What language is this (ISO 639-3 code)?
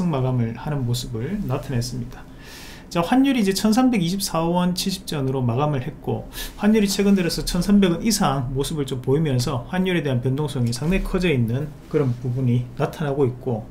kor